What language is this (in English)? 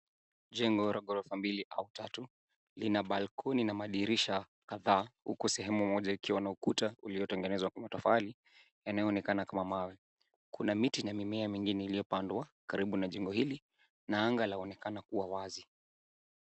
Swahili